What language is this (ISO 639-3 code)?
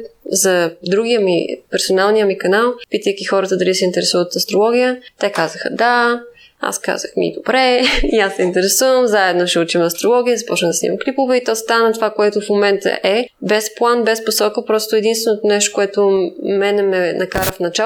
bul